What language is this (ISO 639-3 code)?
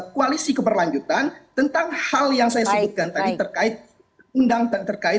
ind